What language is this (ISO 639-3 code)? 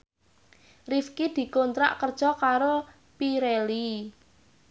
jav